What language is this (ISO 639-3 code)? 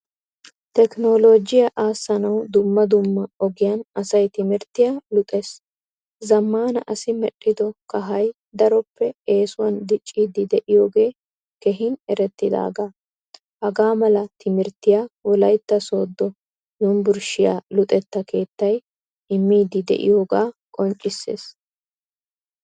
wal